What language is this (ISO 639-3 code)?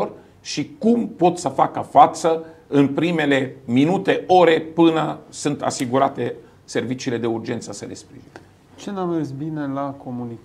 ron